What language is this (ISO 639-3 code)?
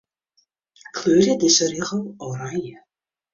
fry